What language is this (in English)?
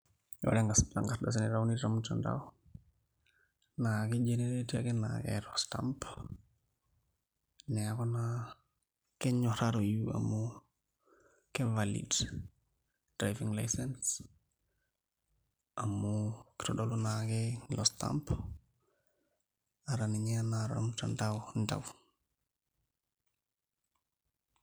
Masai